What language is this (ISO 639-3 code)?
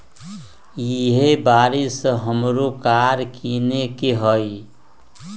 mag